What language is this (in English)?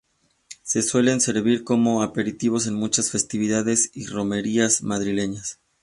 Spanish